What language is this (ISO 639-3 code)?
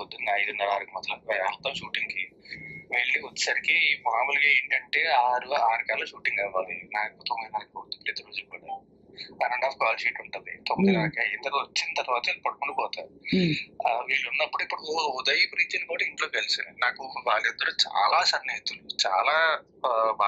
tel